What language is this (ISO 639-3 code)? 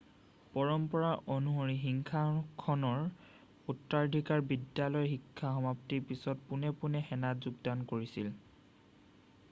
asm